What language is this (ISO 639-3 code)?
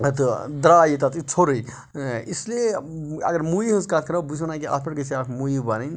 kas